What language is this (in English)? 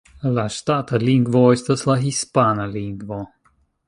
Esperanto